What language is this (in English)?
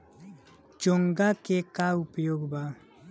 Bhojpuri